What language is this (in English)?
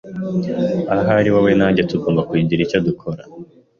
Kinyarwanda